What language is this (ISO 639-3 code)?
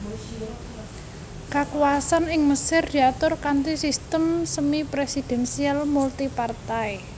jav